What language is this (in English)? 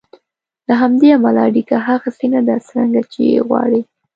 Pashto